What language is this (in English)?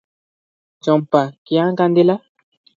Odia